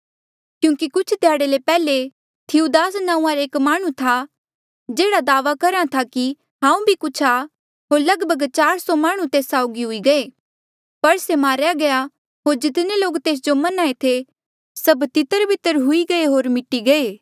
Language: Mandeali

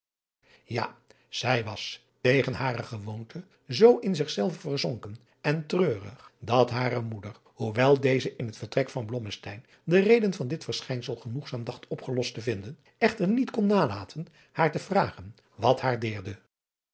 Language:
Dutch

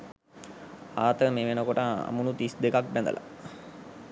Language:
Sinhala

